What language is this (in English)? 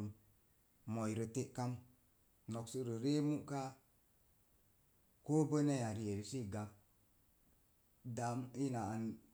Mom Jango